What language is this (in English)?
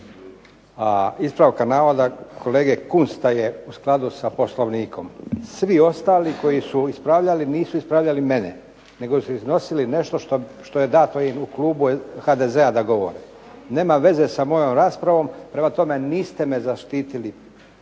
Croatian